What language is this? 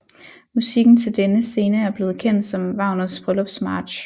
Danish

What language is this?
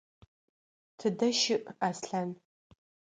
Adyghe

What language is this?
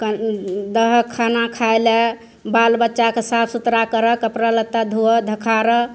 Maithili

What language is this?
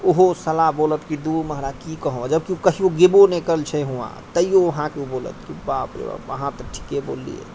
Maithili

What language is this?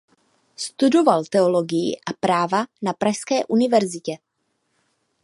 Czech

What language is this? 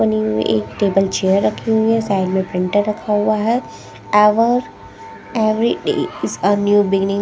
Hindi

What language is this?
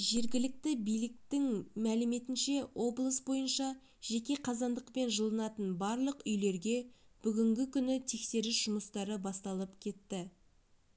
Kazakh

